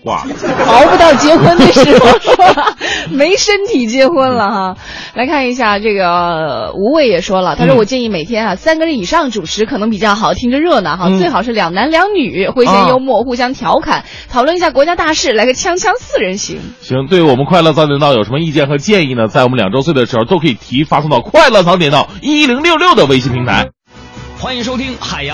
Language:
Chinese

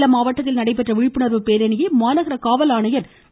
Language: Tamil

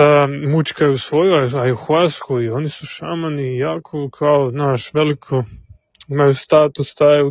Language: Croatian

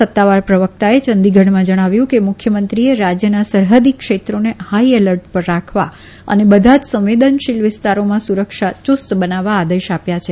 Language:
Gujarati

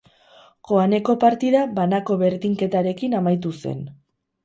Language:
Basque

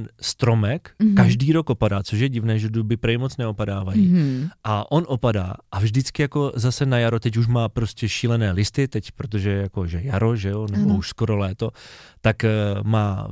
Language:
Czech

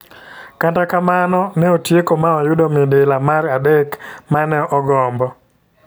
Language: Luo (Kenya and Tanzania)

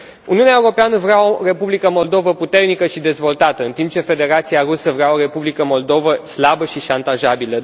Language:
Romanian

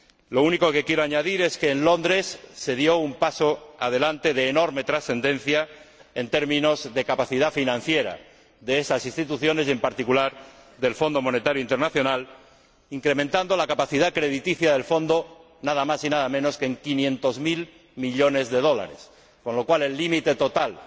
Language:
Spanish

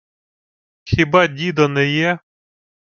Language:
Ukrainian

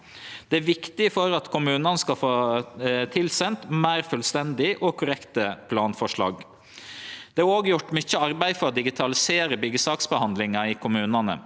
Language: Norwegian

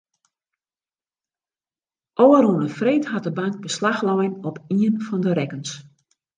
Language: Western Frisian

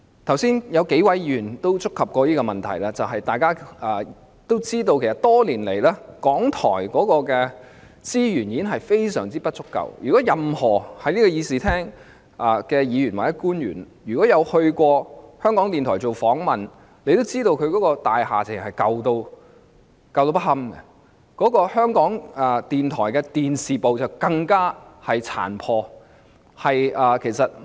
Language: Cantonese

